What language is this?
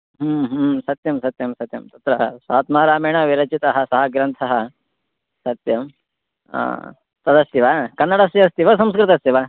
Sanskrit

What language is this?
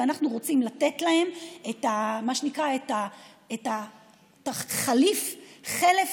Hebrew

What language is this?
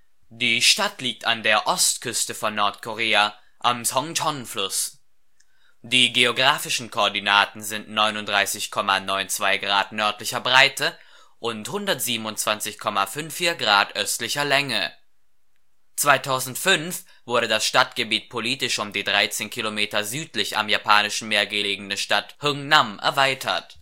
German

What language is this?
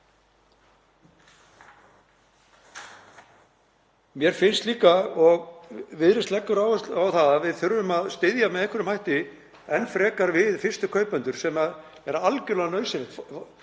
Icelandic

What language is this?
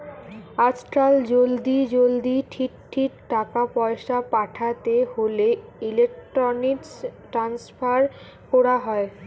Bangla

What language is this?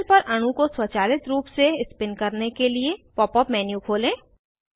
Hindi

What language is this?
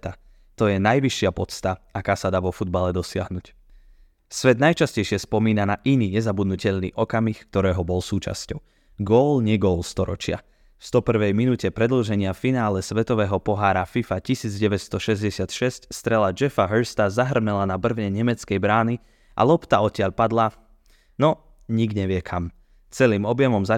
Slovak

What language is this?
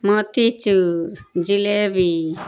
Urdu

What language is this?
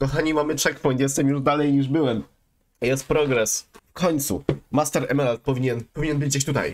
Polish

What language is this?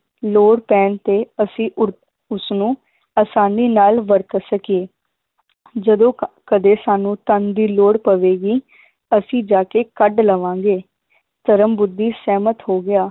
Punjabi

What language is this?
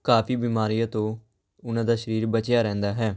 Punjabi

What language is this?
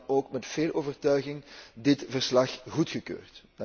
Dutch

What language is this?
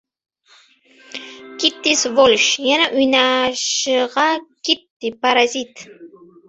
Uzbek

